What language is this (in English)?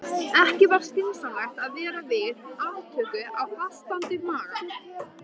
Icelandic